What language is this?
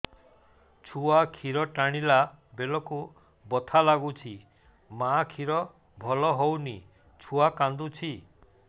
Odia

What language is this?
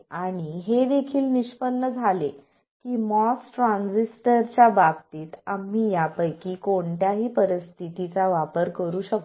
Marathi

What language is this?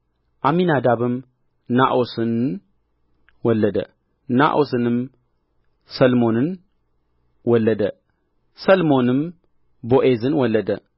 Amharic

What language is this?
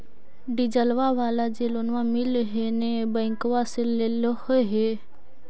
Magahi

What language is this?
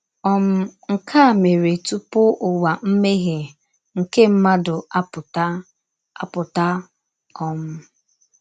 Igbo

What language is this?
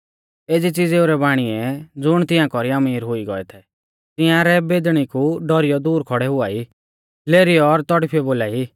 Mahasu Pahari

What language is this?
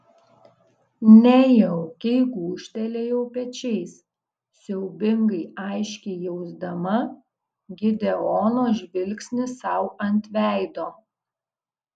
Lithuanian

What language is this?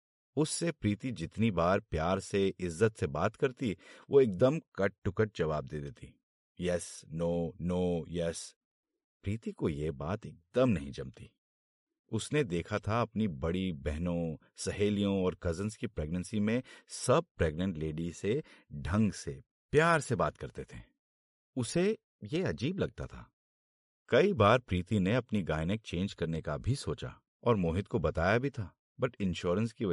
Hindi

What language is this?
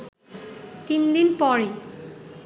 Bangla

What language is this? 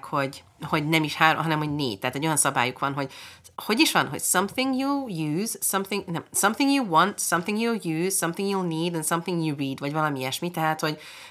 Hungarian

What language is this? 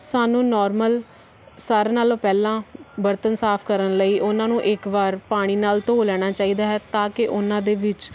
Punjabi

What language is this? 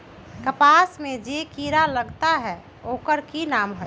Magahi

